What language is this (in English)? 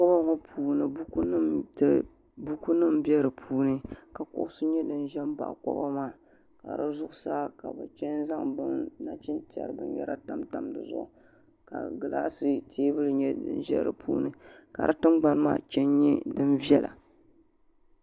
Dagbani